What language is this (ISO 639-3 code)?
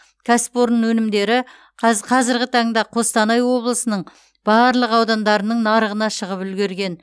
kaz